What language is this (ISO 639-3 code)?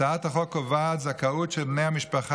heb